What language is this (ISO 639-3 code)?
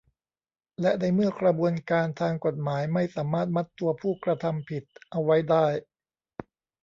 tha